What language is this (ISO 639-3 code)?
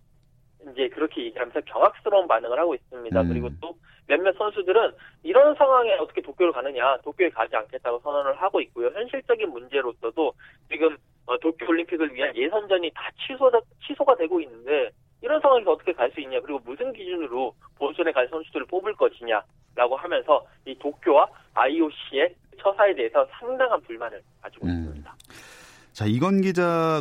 kor